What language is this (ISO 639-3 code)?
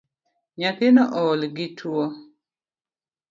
luo